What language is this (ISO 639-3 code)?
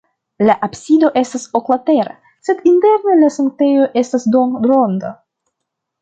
epo